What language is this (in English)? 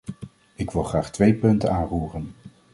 Dutch